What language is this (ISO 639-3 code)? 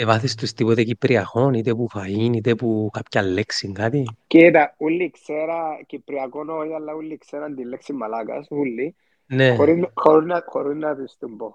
ell